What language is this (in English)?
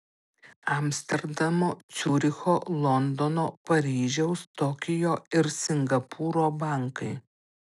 Lithuanian